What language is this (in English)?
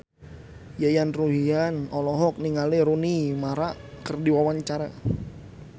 Sundanese